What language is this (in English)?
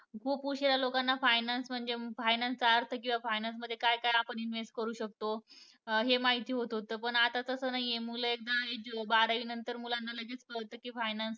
Marathi